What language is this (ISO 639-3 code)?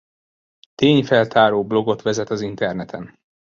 hun